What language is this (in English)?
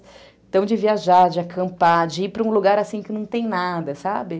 Portuguese